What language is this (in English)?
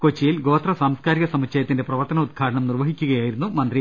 Malayalam